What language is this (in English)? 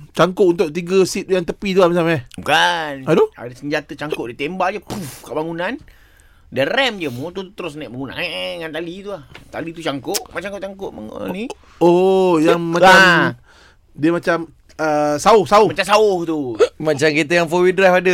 Malay